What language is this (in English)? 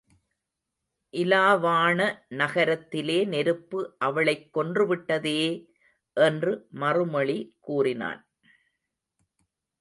Tamil